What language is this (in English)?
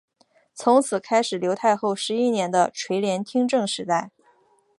Chinese